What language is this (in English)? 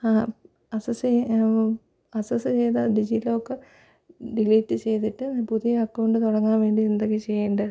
Malayalam